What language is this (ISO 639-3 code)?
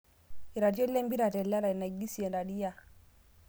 mas